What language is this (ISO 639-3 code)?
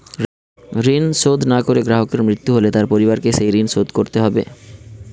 ben